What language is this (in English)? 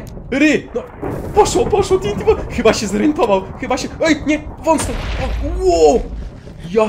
Polish